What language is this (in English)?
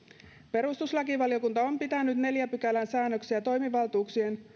Finnish